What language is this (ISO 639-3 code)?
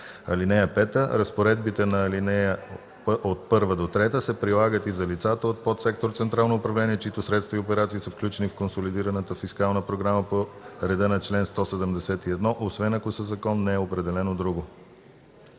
bul